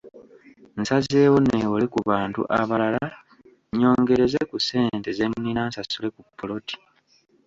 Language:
Ganda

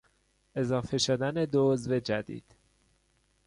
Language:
Persian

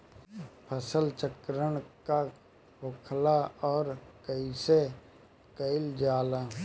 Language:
Bhojpuri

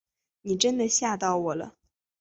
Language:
Chinese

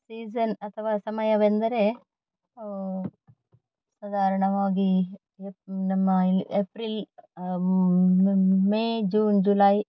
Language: Kannada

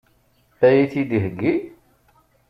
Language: Kabyle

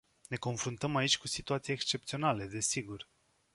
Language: Romanian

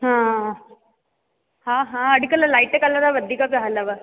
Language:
Sindhi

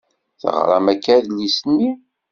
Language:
Kabyle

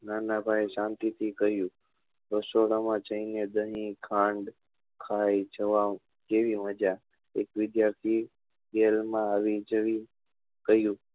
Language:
Gujarati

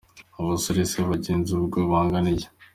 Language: Kinyarwanda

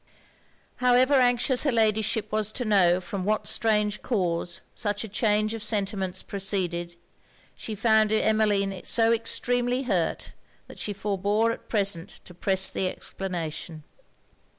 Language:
English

